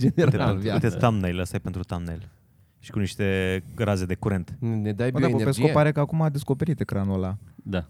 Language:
Romanian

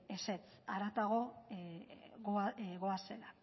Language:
Basque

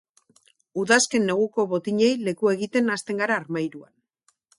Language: Basque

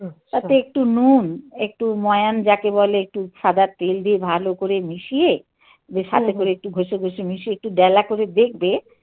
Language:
Bangla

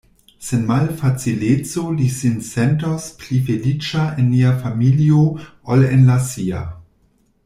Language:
Esperanto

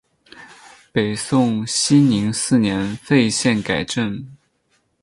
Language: Chinese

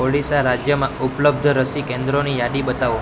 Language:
Gujarati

